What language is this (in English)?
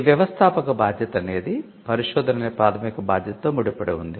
Telugu